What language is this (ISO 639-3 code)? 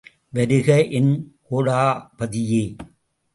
tam